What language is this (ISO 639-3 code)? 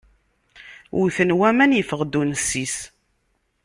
kab